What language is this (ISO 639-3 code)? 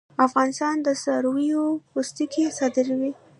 pus